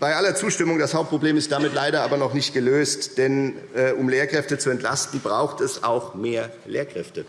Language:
German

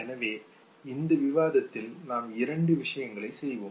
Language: Tamil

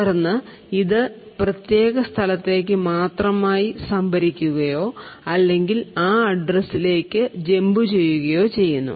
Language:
Malayalam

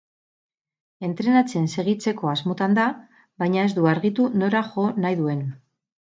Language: Basque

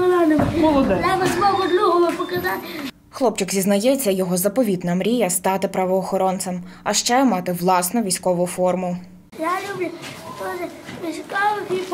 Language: Ukrainian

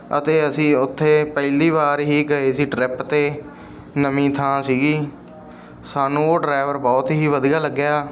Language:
Punjabi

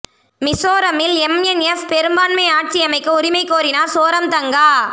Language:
Tamil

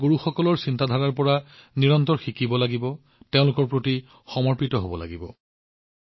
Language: Assamese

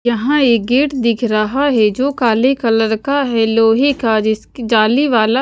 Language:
Hindi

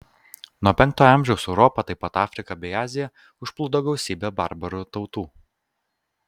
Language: Lithuanian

